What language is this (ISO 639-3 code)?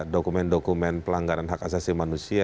ind